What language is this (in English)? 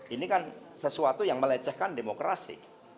Indonesian